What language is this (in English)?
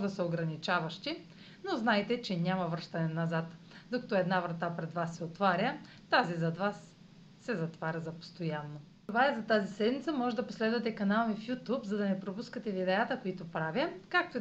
Bulgarian